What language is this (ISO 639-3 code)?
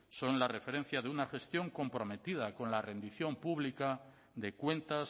spa